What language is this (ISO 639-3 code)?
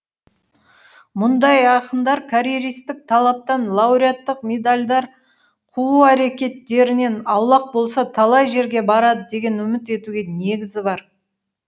kaz